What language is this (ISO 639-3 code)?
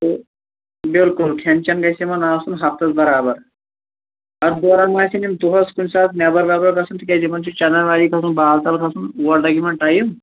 kas